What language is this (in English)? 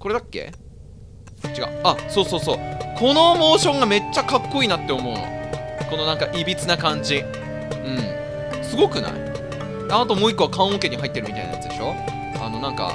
Japanese